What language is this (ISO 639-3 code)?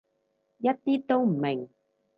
yue